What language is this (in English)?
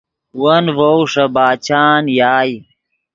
Yidgha